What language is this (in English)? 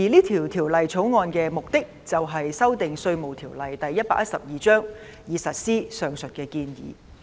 Cantonese